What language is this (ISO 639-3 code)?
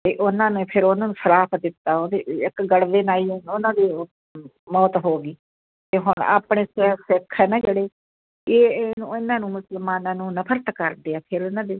pan